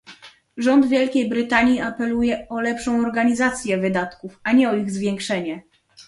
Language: Polish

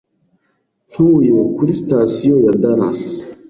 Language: Kinyarwanda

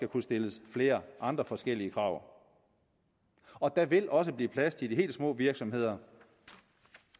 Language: Danish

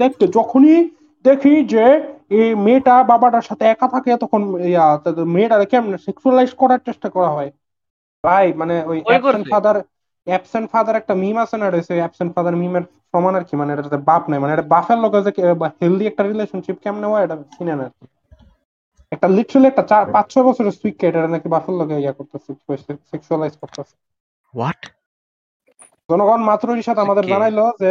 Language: Bangla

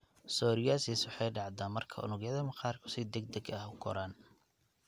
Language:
Somali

